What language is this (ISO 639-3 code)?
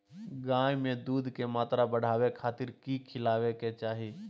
mag